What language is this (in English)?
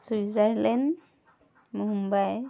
Assamese